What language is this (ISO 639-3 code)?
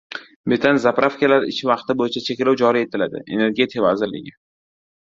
uzb